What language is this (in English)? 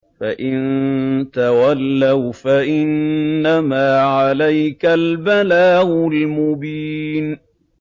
Arabic